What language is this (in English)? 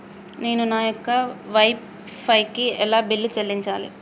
Telugu